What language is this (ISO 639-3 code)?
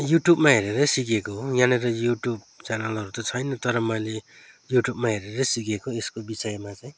nep